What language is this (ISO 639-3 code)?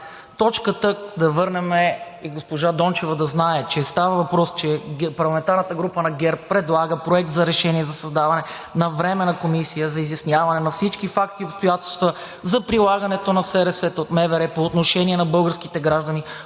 bul